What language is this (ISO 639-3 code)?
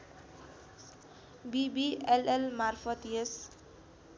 nep